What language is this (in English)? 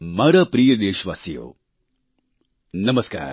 Gujarati